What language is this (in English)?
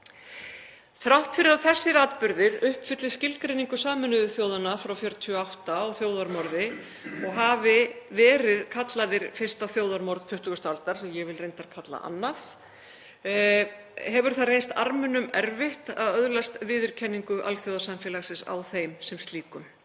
Icelandic